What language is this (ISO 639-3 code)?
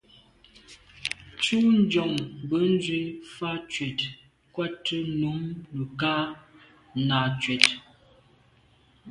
byv